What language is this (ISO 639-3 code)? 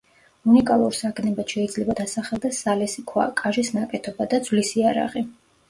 kat